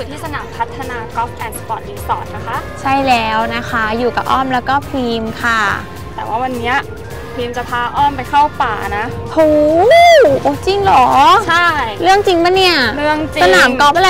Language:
Thai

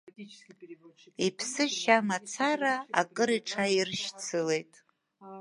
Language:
Abkhazian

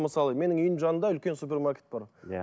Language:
Kazakh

